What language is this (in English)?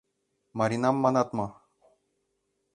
Mari